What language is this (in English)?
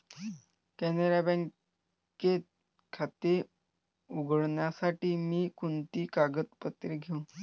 Marathi